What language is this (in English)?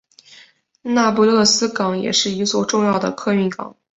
Chinese